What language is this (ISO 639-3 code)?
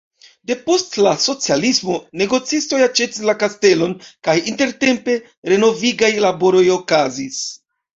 epo